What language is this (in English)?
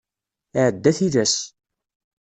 Kabyle